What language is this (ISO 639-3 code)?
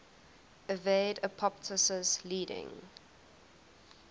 eng